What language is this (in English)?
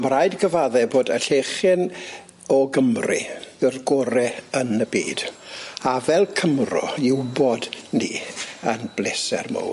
Welsh